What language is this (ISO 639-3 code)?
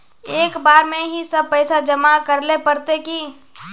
mag